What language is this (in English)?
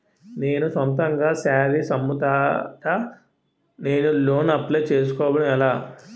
Telugu